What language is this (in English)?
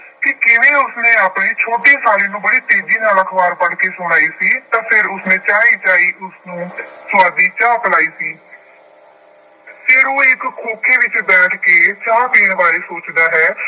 Punjabi